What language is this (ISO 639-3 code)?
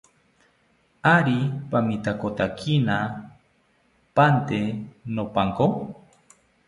cpy